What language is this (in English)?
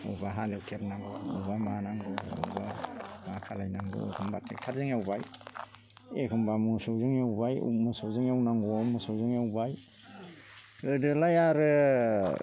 Bodo